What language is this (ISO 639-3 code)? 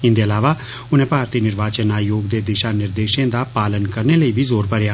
doi